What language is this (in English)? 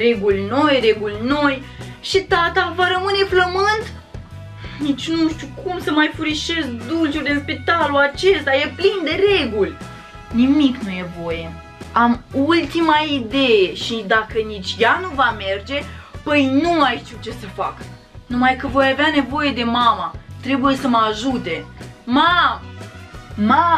Romanian